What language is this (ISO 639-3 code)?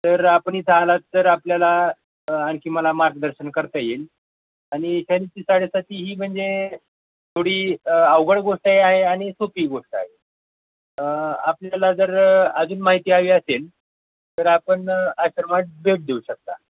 mar